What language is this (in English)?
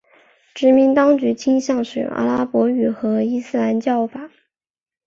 Chinese